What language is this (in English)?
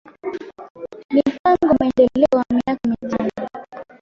Swahili